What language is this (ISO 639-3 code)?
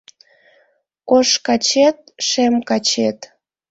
chm